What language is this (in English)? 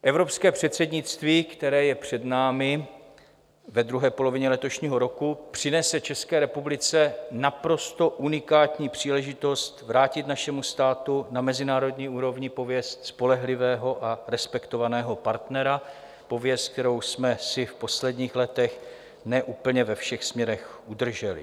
Czech